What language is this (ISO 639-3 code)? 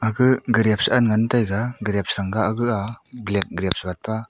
nnp